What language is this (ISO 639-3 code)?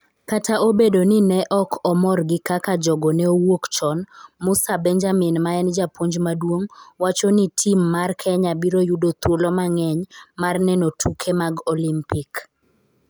luo